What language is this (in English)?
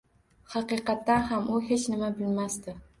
Uzbek